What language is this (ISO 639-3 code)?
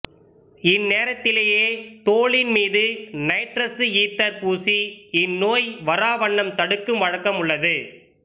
tam